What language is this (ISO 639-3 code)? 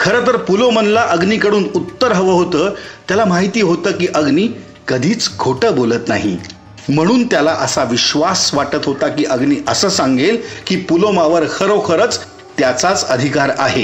mar